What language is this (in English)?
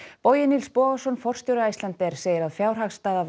Icelandic